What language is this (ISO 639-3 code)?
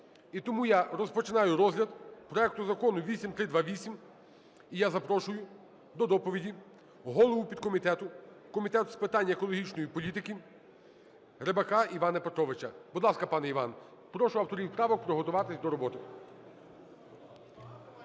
ukr